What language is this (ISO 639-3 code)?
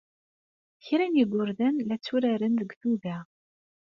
kab